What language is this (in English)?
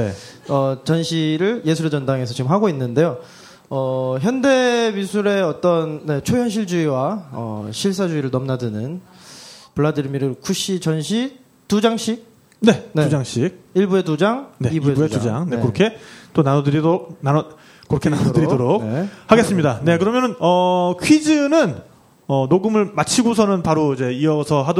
Korean